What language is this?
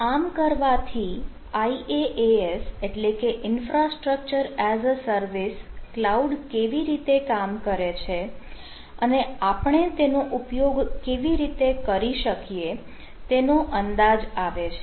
Gujarati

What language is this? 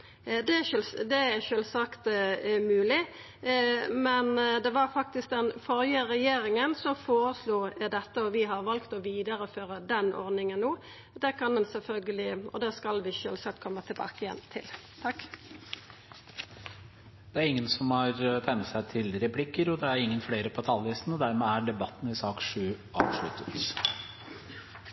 Norwegian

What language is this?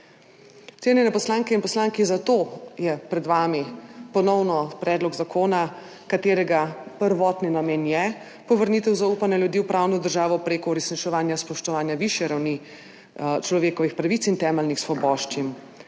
Slovenian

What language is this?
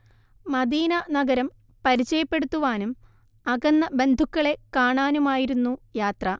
Malayalam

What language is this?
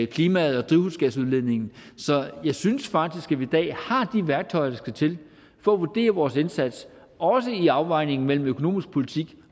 Danish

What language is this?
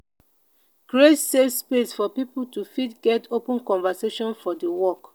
Nigerian Pidgin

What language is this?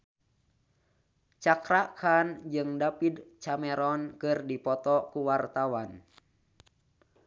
Sundanese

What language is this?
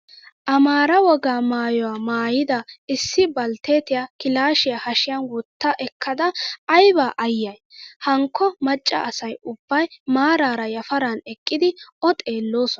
Wolaytta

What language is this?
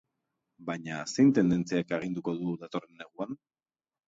Basque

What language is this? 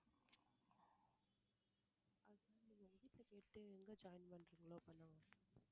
Tamil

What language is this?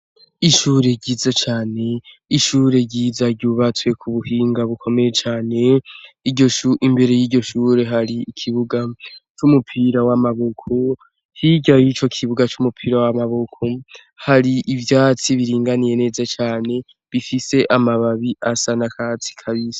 Rundi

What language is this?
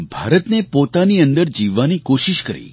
Gujarati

